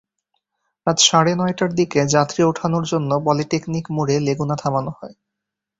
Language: Bangla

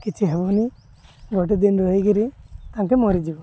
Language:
Odia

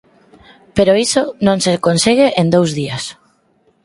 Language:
Galician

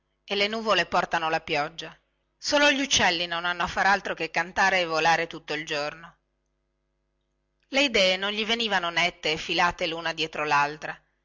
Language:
Italian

